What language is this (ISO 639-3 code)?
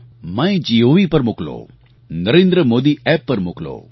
guj